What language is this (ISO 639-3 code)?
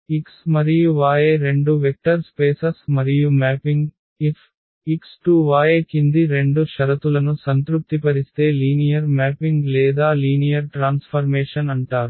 tel